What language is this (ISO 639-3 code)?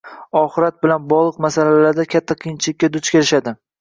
uzb